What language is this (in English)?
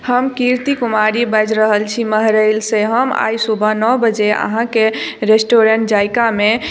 Maithili